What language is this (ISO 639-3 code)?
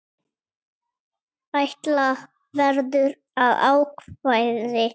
isl